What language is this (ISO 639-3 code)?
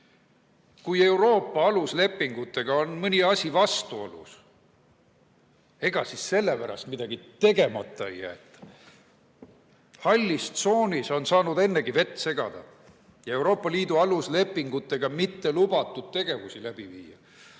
est